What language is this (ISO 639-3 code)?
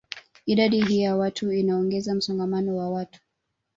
swa